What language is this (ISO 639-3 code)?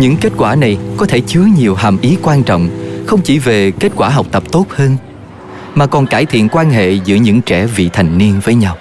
vie